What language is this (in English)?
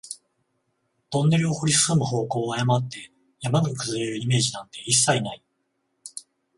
Japanese